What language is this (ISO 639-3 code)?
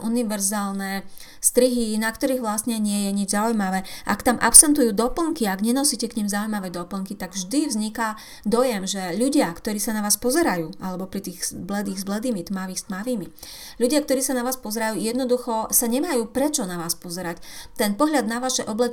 slk